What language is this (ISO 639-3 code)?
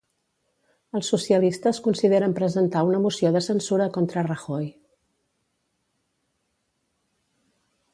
cat